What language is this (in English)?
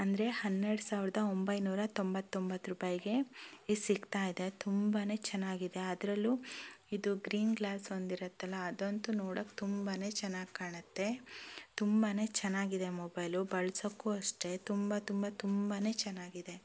Kannada